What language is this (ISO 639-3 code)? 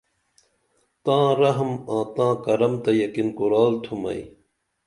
dml